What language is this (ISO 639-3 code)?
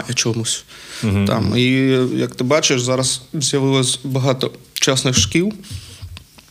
ukr